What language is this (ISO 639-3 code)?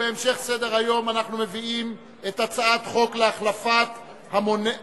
heb